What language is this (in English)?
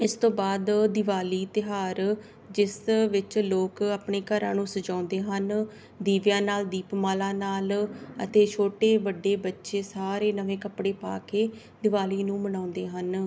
Punjabi